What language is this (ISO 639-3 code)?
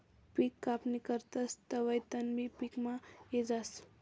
mar